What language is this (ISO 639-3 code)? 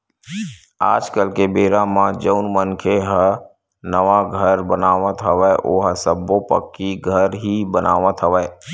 hne